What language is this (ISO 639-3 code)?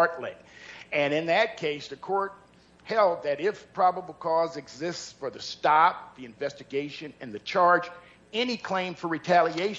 eng